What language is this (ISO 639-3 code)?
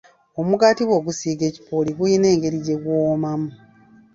lug